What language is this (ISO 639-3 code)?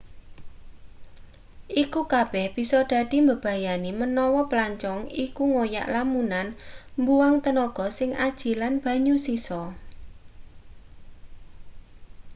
jav